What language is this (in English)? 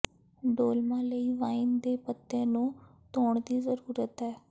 Punjabi